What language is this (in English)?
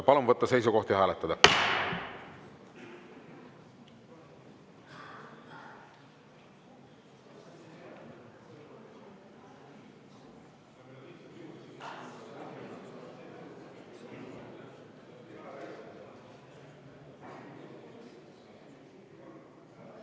Estonian